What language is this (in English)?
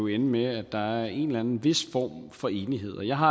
Danish